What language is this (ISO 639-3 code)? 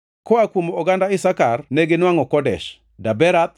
luo